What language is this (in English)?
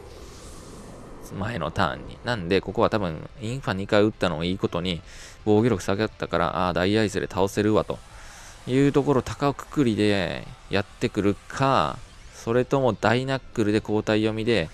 Japanese